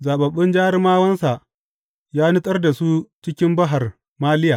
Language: Hausa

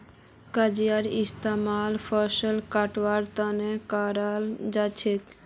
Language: Magahi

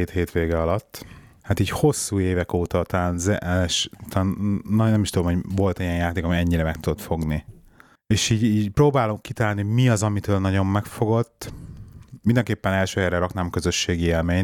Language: Hungarian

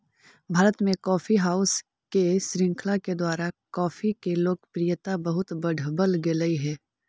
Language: Magahi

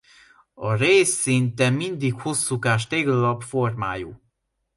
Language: Hungarian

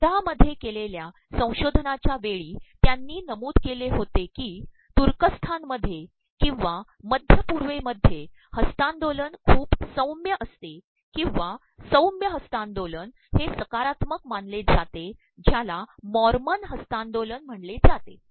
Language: Marathi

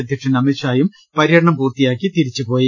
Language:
Malayalam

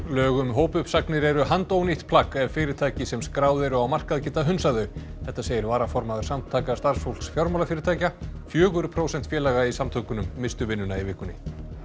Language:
Icelandic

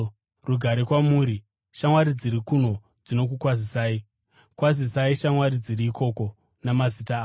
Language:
Shona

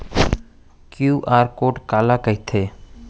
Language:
Chhattisgarhi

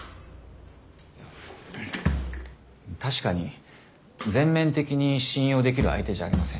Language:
Japanese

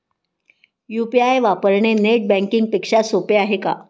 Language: Marathi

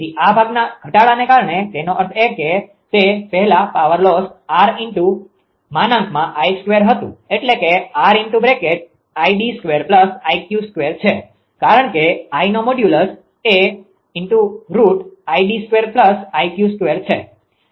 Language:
Gujarati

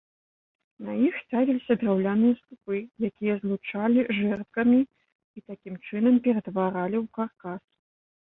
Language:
Belarusian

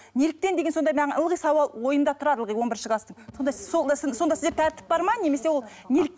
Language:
Kazakh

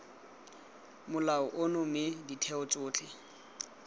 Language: Tswana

